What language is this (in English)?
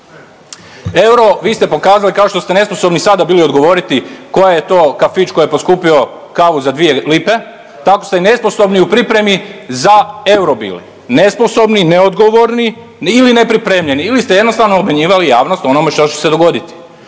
Croatian